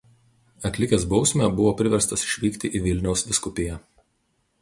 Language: Lithuanian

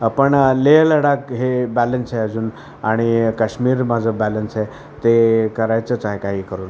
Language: Marathi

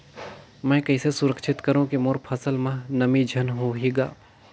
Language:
Chhattisgarhi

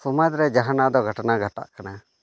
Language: Santali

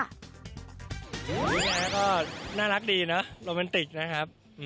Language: Thai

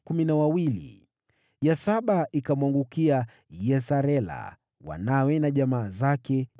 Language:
Swahili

